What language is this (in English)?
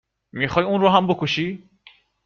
Persian